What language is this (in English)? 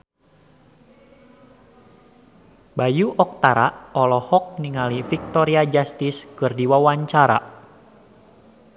Sundanese